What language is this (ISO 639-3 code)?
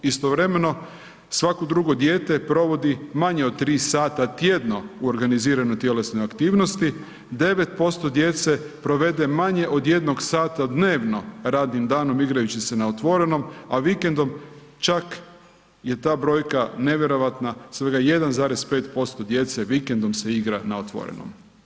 hrv